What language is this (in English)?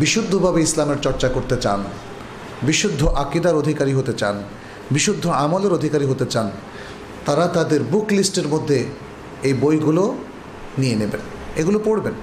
Bangla